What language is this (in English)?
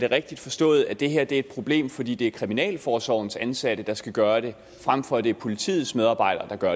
Danish